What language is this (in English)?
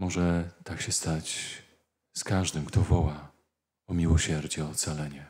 Polish